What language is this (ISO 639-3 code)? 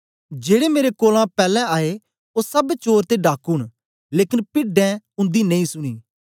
doi